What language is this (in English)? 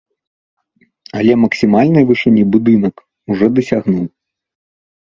Belarusian